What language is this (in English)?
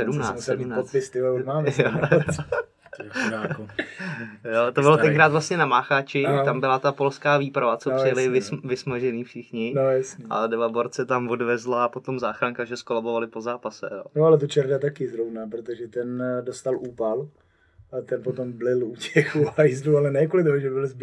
Czech